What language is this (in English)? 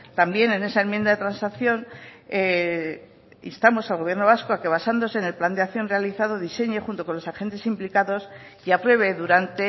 Spanish